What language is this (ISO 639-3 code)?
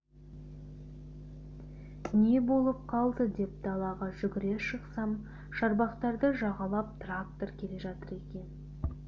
kaz